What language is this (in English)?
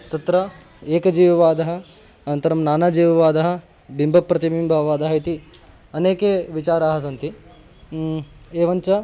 Sanskrit